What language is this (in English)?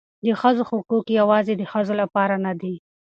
Pashto